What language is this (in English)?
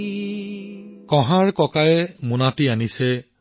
Assamese